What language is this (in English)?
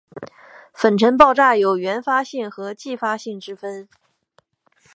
Chinese